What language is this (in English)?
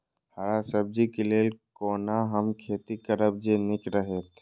Maithili